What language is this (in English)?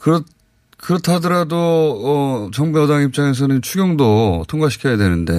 Korean